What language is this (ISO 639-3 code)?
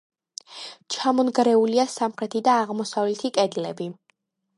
kat